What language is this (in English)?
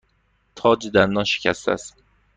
Persian